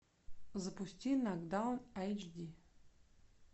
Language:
Russian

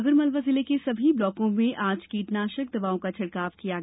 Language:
Hindi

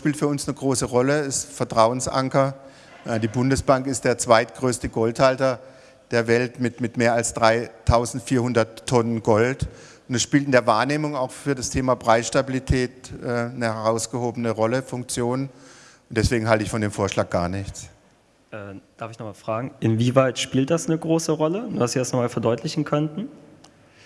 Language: German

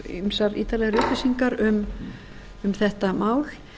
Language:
Icelandic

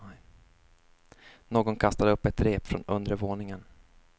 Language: Swedish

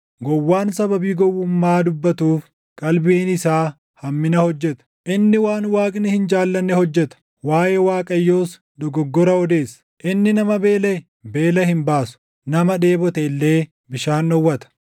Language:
Oromo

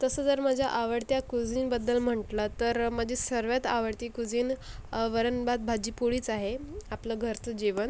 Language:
Marathi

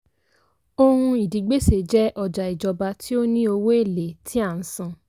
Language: Yoruba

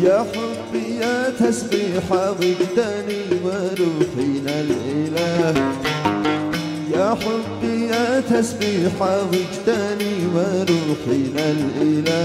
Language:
Arabic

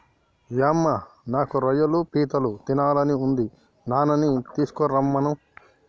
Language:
Telugu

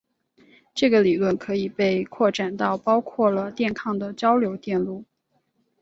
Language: Chinese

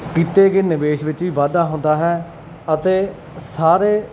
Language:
Punjabi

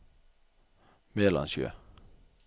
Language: Norwegian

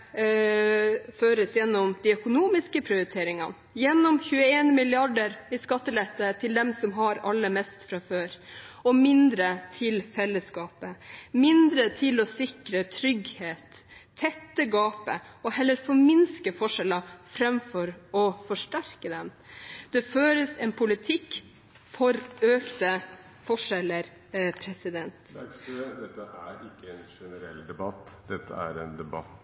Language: Norwegian Bokmål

